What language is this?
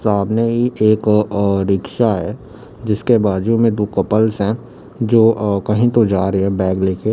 Hindi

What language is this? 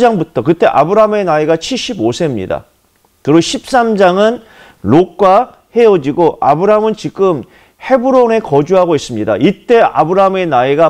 Korean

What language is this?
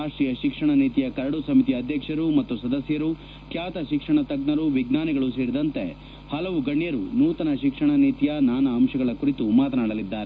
Kannada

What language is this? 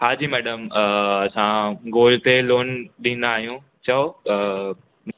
Sindhi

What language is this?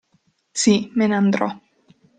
Italian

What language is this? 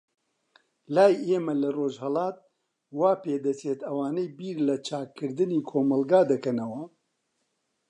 Central Kurdish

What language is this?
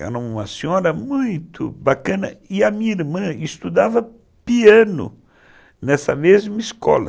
Portuguese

